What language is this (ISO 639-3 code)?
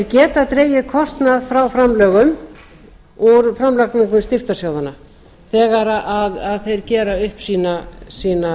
isl